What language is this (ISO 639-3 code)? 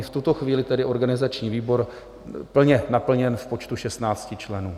ces